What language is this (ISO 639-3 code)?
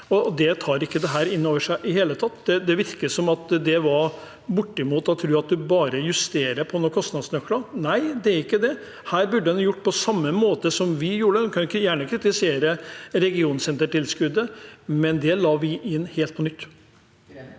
nor